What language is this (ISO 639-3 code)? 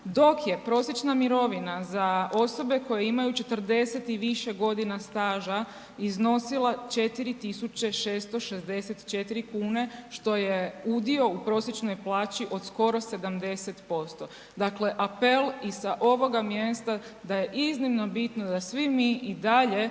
hrv